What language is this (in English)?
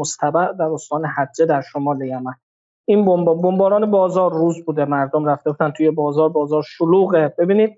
Persian